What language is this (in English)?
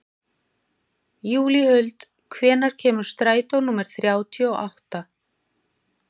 Icelandic